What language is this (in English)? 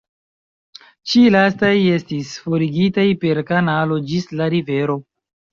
Esperanto